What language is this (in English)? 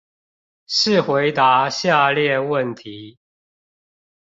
Chinese